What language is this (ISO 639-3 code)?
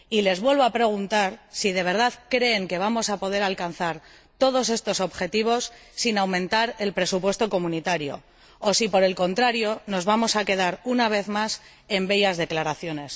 spa